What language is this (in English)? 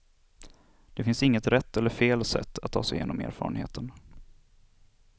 Swedish